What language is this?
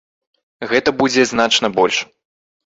Belarusian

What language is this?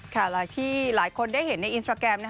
Thai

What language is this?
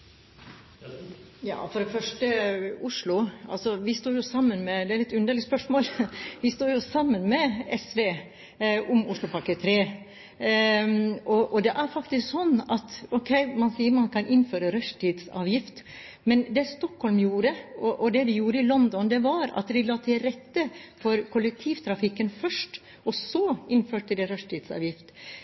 Norwegian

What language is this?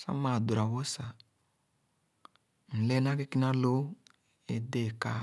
Khana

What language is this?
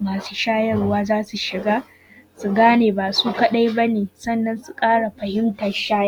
Hausa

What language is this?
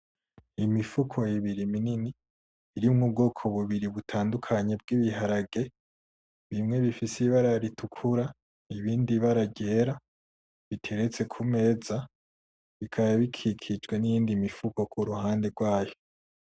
Rundi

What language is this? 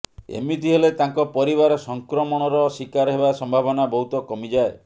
Odia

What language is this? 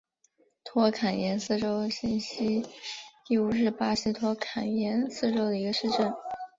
Chinese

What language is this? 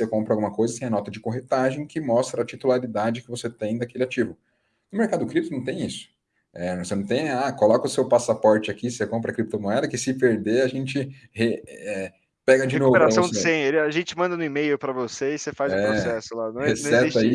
Portuguese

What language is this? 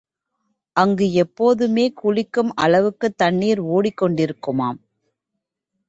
Tamil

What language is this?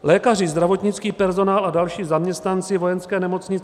Czech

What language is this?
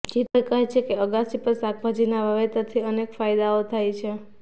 Gujarati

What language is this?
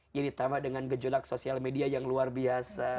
Indonesian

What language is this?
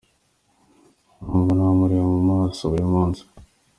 Kinyarwanda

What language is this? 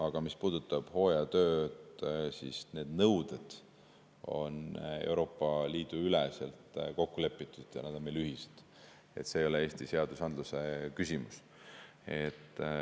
Estonian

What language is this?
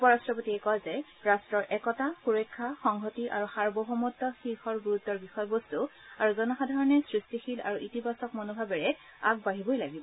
Assamese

